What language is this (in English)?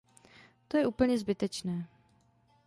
Czech